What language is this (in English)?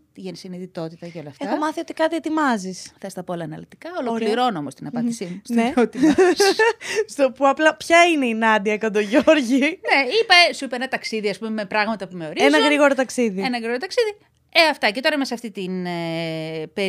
Greek